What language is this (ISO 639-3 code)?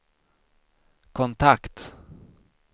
swe